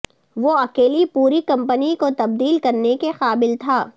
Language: Urdu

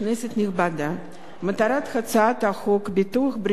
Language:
Hebrew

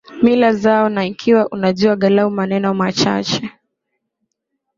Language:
Swahili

